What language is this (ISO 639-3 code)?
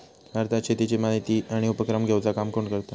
mar